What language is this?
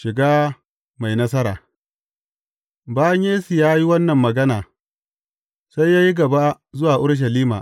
Hausa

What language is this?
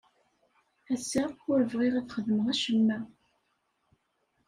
Kabyle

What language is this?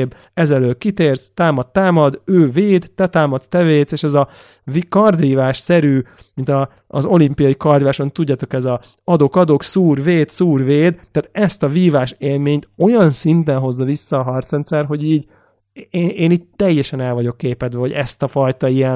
Hungarian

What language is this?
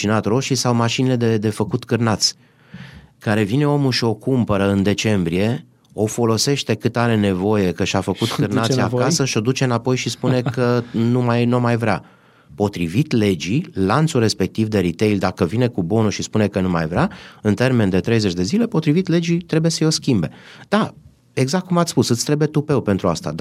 Romanian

